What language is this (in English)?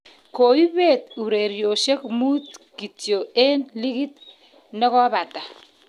Kalenjin